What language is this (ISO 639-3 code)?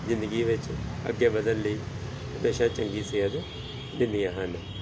pan